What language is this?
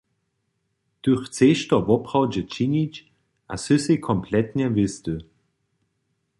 Upper Sorbian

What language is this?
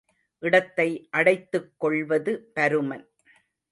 Tamil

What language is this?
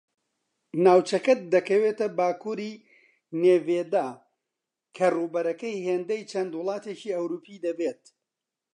Central Kurdish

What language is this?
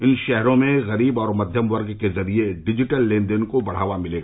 Hindi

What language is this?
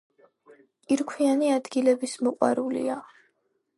Georgian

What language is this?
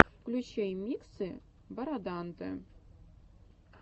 Russian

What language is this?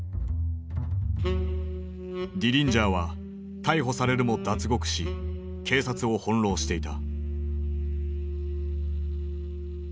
Japanese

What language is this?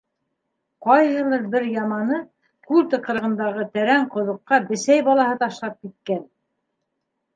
Bashkir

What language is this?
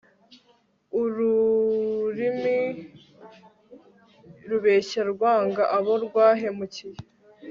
Kinyarwanda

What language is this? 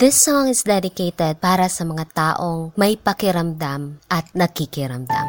Filipino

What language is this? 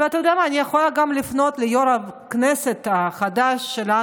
Hebrew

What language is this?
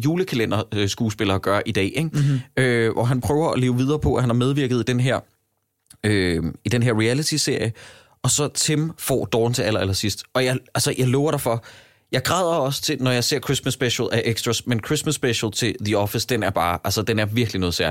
Danish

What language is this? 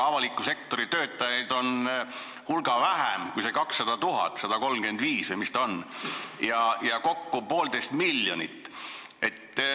Estonian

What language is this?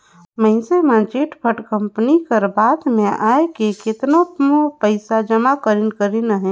Chhattisgarhi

